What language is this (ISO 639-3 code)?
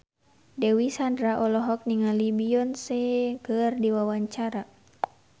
sun